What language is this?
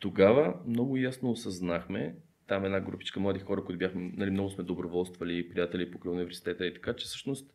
Bulgarian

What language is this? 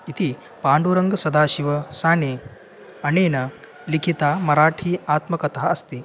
Sanskrit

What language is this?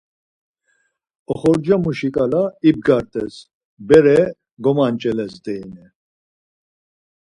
Laz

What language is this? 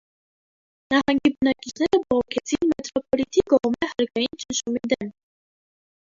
Armenian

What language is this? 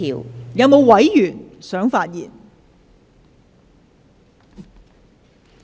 Cantonese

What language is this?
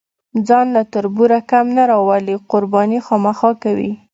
Pashto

